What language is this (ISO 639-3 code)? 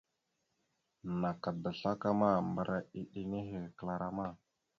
mxu